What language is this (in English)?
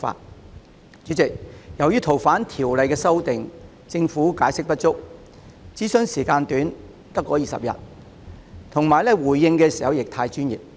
Cantonese